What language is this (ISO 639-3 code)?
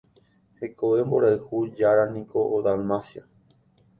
grn